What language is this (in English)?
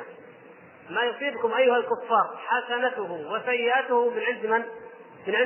Arabic